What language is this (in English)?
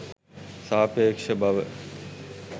Sinhala